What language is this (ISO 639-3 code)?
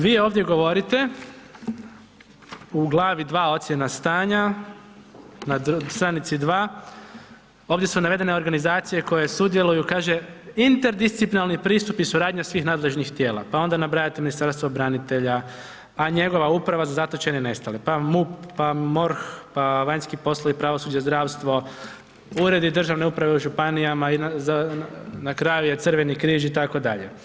hrv